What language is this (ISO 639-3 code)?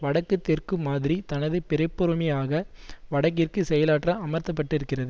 tam